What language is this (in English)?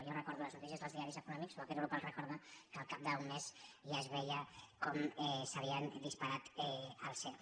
Catalan